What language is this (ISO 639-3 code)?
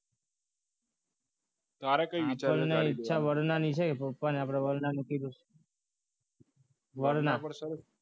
guj